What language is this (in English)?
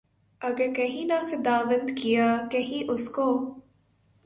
Urdu